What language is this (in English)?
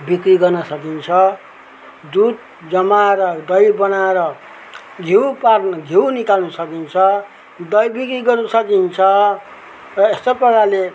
Nepali